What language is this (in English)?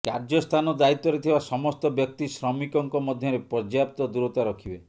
Odia